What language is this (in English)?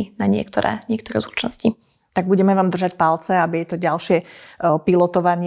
Slovak